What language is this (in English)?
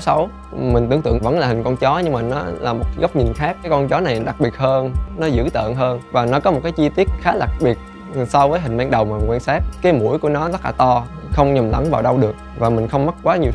Vietnamese